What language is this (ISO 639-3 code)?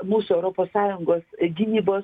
lit